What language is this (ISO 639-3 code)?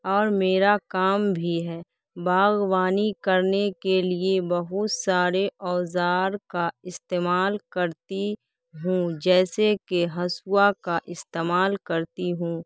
urd